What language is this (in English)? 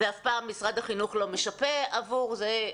Hebrew